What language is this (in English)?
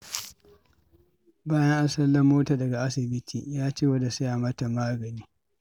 Hausa